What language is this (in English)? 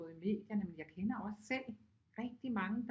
Danish